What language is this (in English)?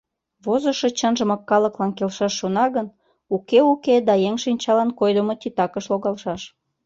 Mari